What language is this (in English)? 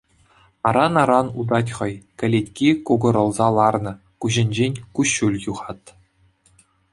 Chuvash